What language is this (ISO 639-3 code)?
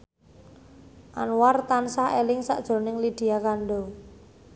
jav